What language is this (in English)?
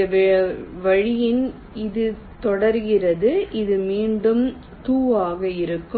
Tamil